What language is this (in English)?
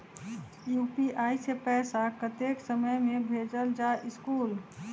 Magahi